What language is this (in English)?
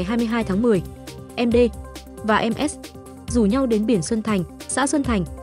Vietnamese